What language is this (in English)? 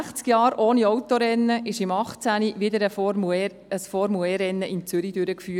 Swiss German